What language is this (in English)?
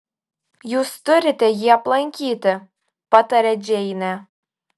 Lithuanian